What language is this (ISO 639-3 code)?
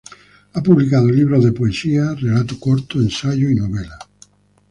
spa